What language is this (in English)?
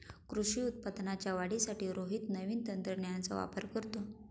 Marathi